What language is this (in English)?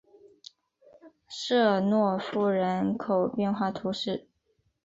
Chinese